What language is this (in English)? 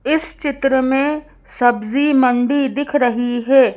Hindi